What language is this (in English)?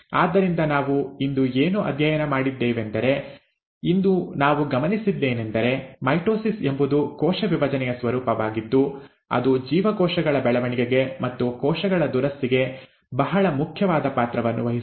Kannada